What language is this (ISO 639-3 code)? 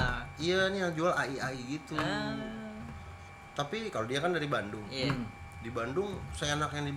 ind